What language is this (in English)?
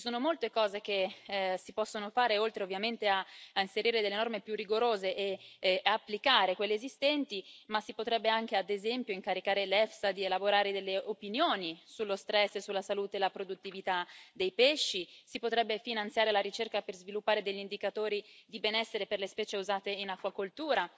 Italian